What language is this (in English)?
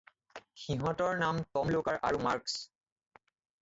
Assamese